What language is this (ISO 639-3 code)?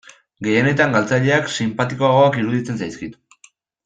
eus